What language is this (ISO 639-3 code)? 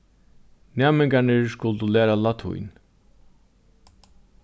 fao